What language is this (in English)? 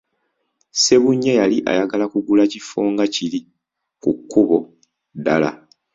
Ganda